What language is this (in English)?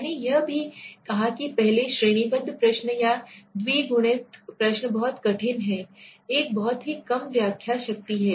Hindi